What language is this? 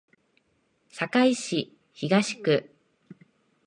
Japanese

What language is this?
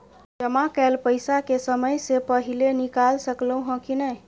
Maithili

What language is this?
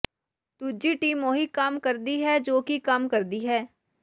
Punjabi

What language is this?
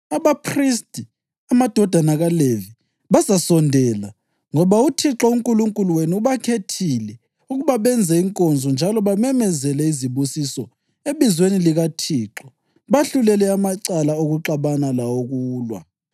North Ndebele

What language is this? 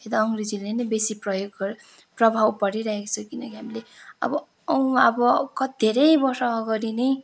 Nepali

